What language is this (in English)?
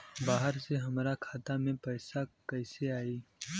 Bhojpuri